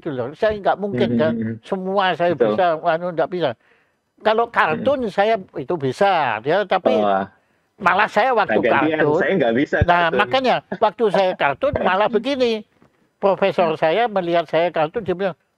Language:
Indonesian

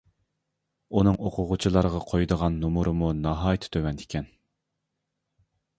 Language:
Uyghur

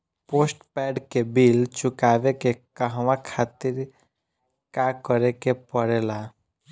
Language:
Bhojpuri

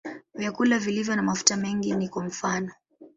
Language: Swahili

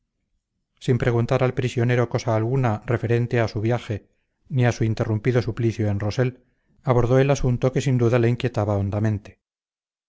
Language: Spanish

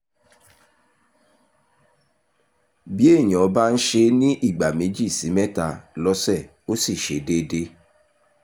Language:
Yoruba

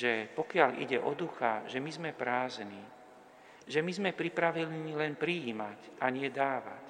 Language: Slovak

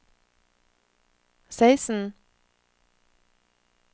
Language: Norwegian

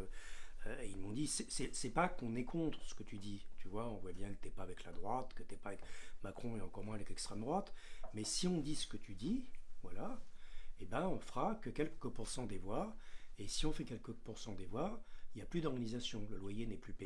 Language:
French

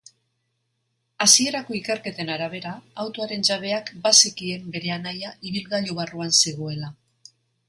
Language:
Basque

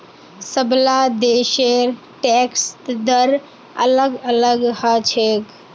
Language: Magahi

